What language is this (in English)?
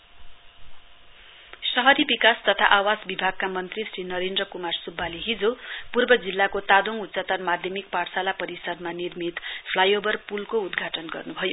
Nepali